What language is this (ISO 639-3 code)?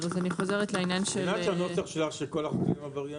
heb